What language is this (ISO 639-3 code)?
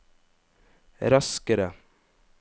nor